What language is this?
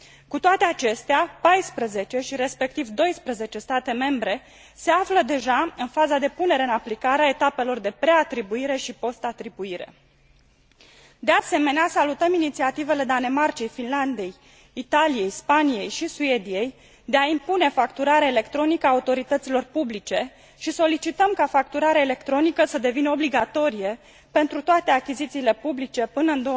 Romanian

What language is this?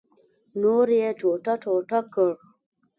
Pashto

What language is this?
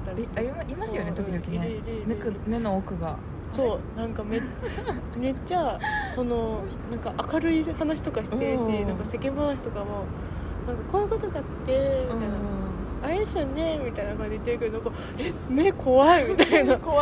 Japanese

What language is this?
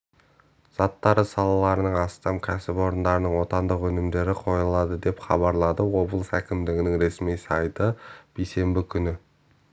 Kazakh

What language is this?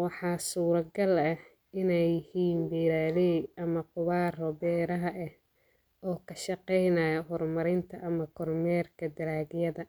Somali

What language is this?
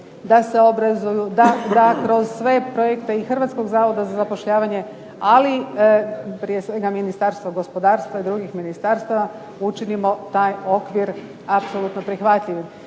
Croatian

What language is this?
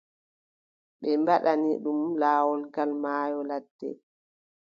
Adamawa Fulfulde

